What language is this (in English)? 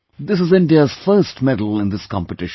English